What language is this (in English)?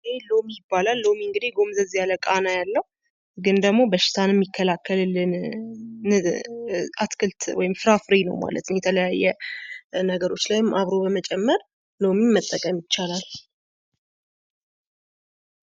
Amharic